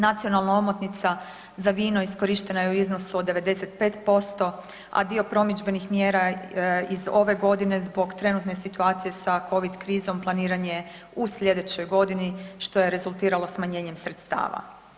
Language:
Croatian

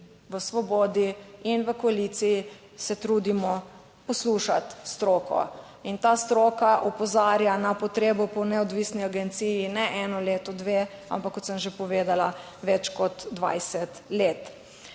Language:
Slovenian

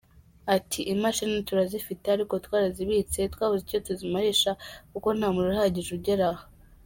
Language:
Kinyarwanda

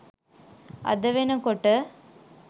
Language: Sinhala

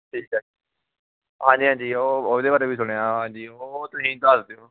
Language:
Punjabi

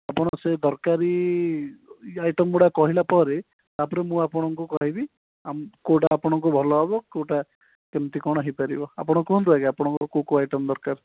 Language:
Odia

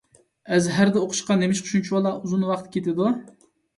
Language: Uyghur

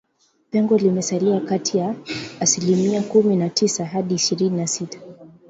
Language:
Swahili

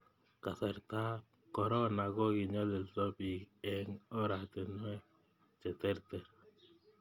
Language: Kalenjin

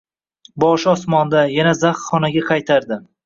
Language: Uzbek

